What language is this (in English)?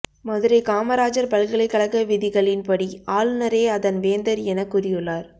Tamil